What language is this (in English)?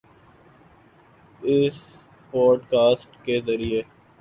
Urdu